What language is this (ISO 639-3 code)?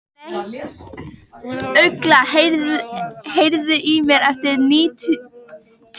isl